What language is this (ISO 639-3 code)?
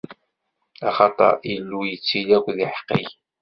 kab